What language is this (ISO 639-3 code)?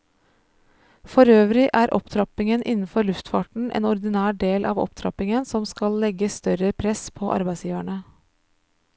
nor